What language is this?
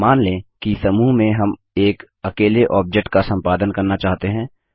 Hindi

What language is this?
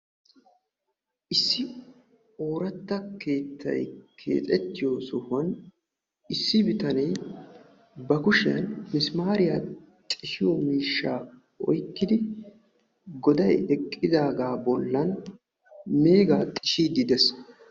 Wolaytta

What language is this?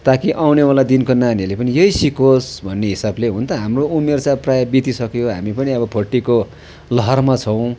Nepali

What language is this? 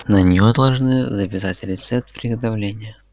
Russian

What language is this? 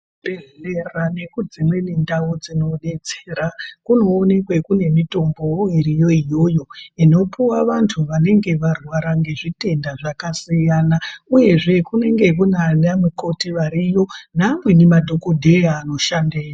Ndau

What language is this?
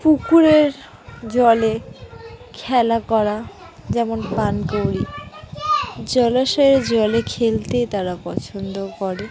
Bangla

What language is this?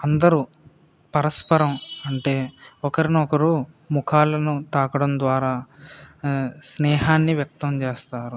Telugu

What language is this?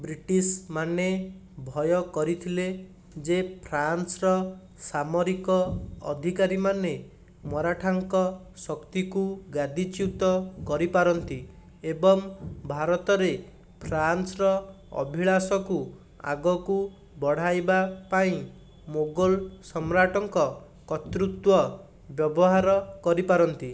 Odia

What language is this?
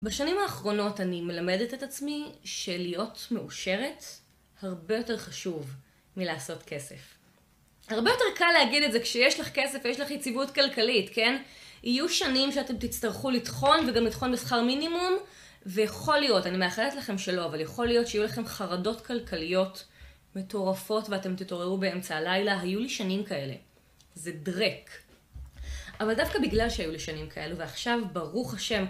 Hebrew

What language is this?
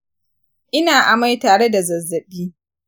Hausa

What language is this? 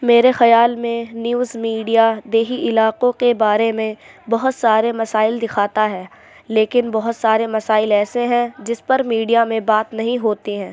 Urdu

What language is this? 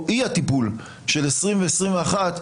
Hebrew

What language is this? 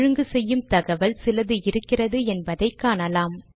Tamil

